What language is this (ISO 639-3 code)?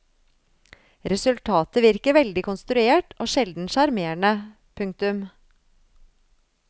nor